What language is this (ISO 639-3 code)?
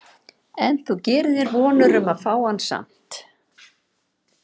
isl